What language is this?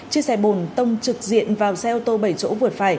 Vietnamese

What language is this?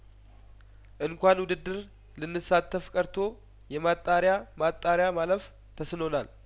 Amharic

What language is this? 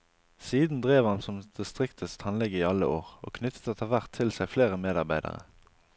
Norwegian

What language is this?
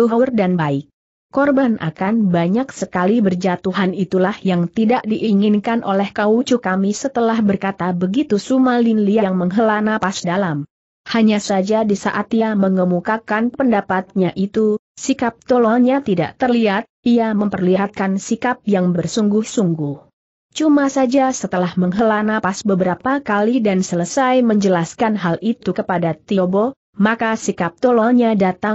Indonesian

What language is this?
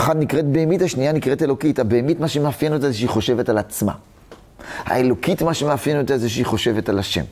Hebrew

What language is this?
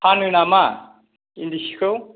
Bodo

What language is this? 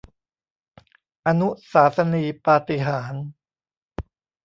Thai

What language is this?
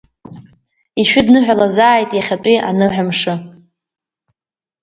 Abkhazian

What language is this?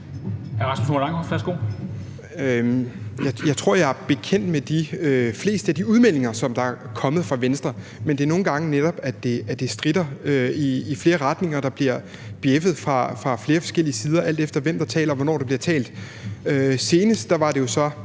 Danish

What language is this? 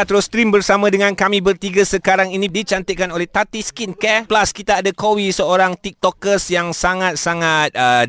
Malay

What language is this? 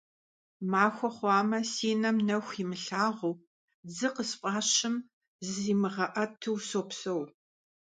Kabardian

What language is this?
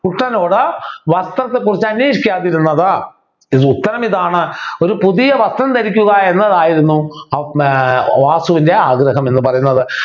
Malayalam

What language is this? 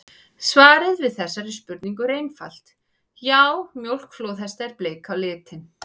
Icelandic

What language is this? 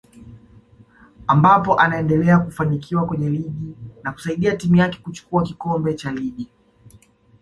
Swahili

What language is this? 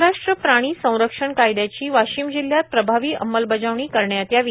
Marathi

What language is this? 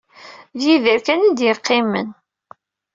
Kabyle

